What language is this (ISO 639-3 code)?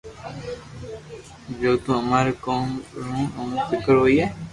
lrk